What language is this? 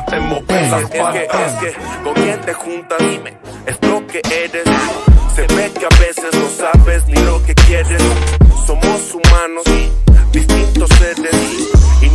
Romanian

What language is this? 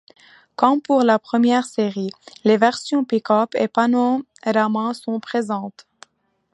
French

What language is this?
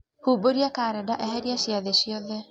Kikuyu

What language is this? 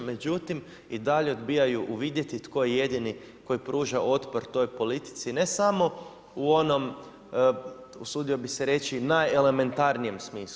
Croatian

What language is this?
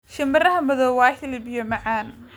Somali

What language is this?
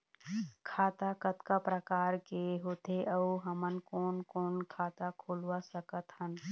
Chhattisgarhi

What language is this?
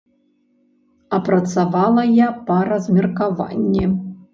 Belarusian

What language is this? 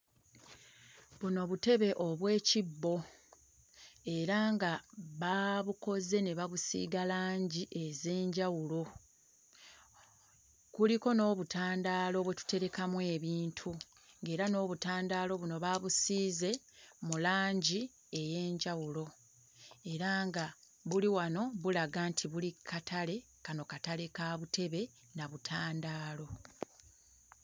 Ganda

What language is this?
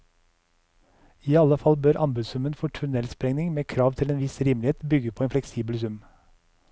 Norwegian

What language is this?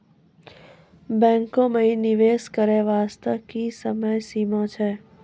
Maithili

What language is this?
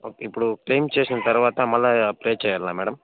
Telugu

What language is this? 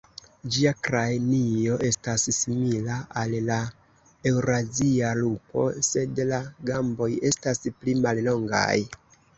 Esperanto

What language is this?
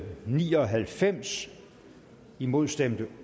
Danish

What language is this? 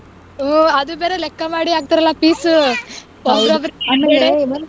Kannada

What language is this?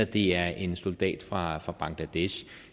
Danish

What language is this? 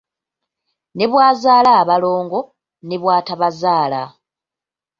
Ganda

